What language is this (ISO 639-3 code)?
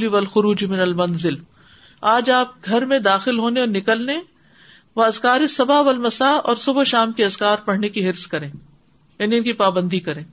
urd